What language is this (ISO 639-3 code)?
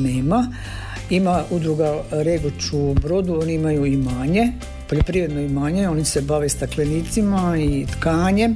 hrv